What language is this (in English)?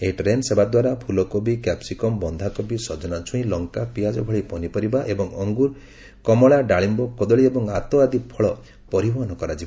Odia